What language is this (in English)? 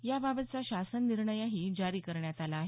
Marathi